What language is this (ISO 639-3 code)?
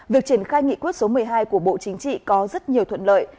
vie